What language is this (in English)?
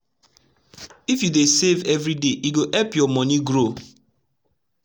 Nigerian Pidgin